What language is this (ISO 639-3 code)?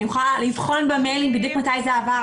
heb